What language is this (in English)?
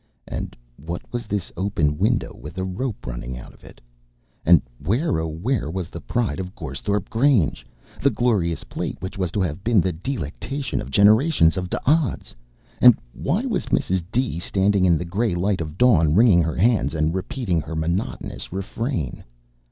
English